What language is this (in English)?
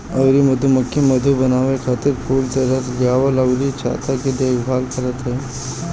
Bhojpuri